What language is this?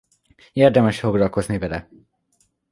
Hungarian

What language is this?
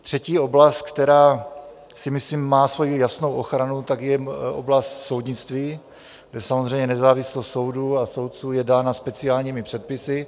Czech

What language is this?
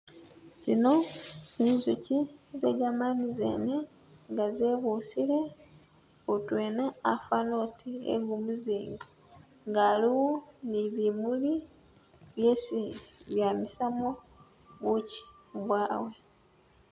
Masaaba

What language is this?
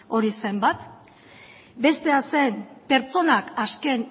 Basque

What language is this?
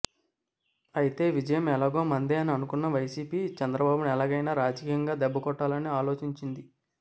Telugu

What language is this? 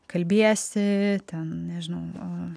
Lithuanian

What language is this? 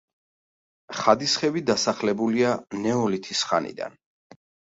Georgian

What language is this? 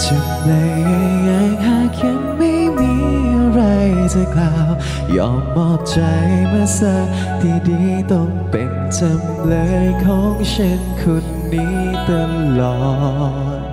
Thai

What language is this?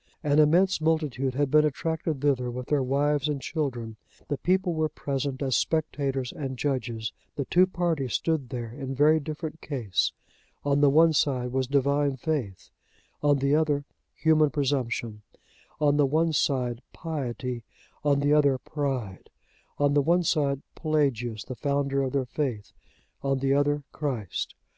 English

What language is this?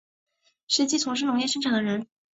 Chinese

